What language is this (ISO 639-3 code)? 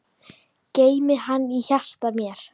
isl